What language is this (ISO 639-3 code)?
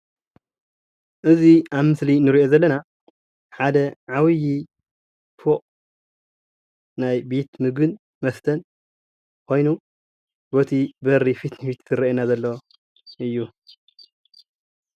tir